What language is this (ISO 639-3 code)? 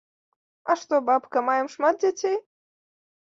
bel